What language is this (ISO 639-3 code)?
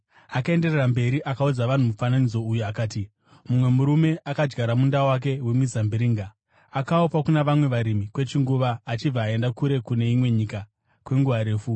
sna